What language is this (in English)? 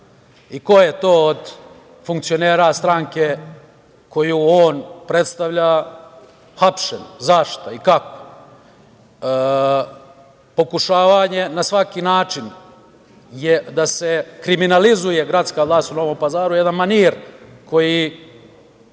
Serbian